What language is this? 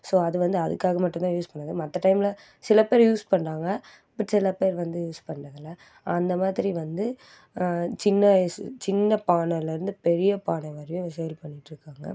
Tamil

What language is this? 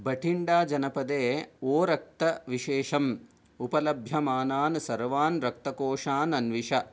Sanskrit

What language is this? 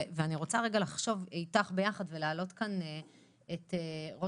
Hebrew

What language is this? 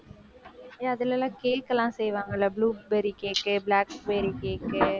Tamil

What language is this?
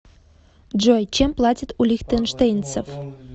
Russian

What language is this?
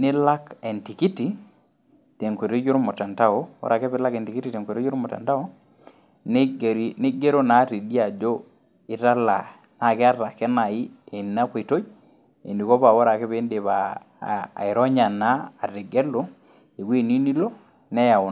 Masai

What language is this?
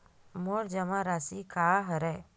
Chhattisgarhi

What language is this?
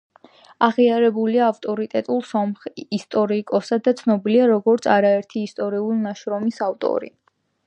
Georgian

